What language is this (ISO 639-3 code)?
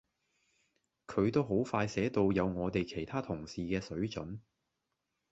yue